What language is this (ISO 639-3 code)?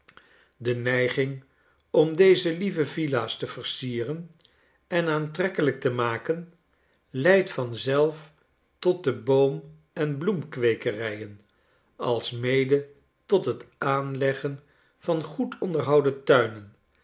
nld